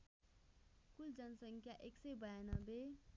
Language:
Nepali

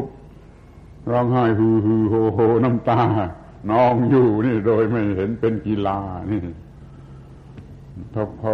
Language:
Thai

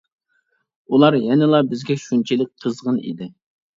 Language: Uyghur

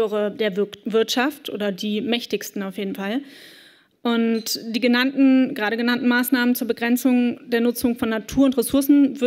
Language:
German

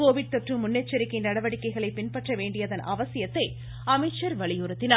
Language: Tamil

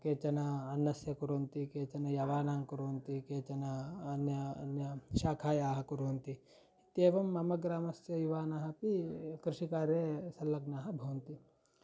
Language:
Sanskrit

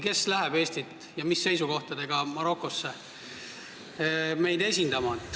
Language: Estonian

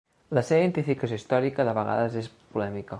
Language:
Catalan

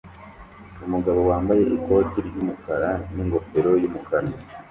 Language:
Kinyarwanda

